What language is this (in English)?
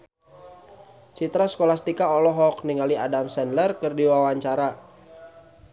Sundanese